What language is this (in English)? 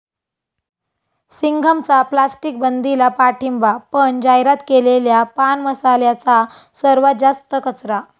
Marathi